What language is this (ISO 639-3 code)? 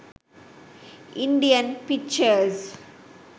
sin